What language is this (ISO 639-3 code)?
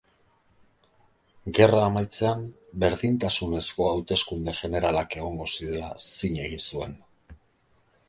eus